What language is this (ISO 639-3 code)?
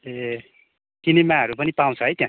nep